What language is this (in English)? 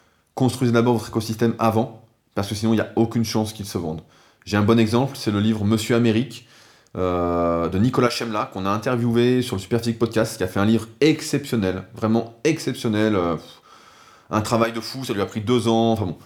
French